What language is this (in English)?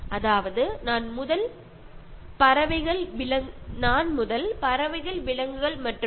Malayalam